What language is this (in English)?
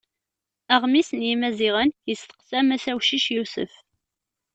Kabyle